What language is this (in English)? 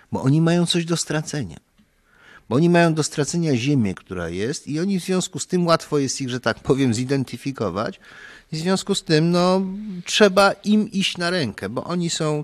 Polish